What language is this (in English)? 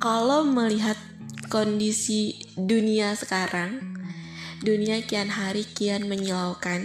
Indonesian